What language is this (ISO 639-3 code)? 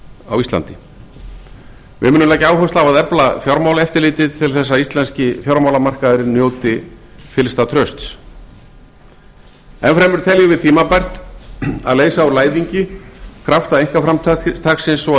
isl